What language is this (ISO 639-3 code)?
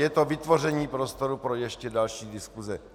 ces